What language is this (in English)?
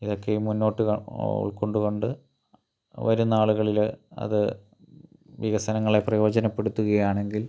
Malayalam